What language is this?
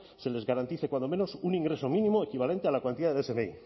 Spanish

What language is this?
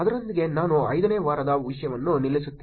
Kannada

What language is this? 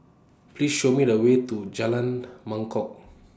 English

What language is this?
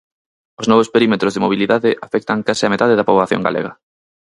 Galician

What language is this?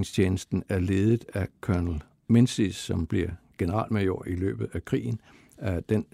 Danish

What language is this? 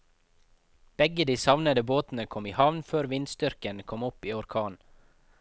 Norwegian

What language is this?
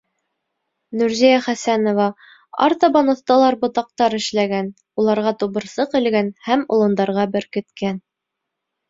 Bashkir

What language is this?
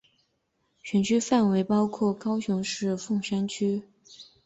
Chinese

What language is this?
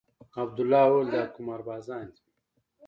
Pashto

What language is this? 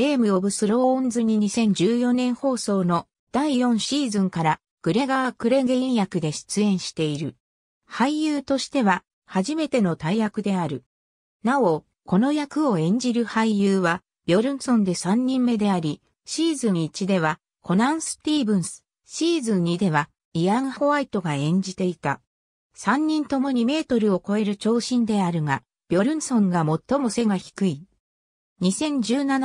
Japanese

